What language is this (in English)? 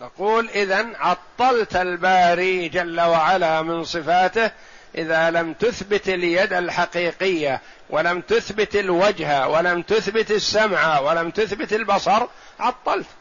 Arabic